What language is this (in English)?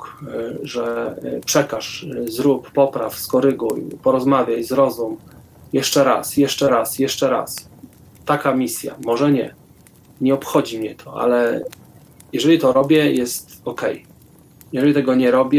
Polish